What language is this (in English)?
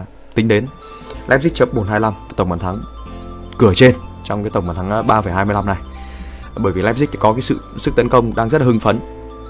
Vietnamese